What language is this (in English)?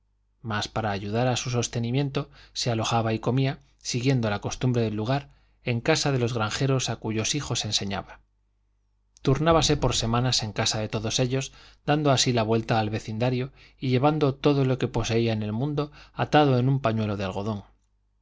Spanish